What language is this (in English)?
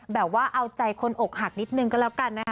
Thai